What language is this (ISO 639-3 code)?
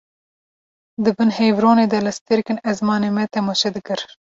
kur